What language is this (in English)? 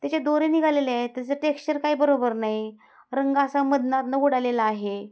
Marathi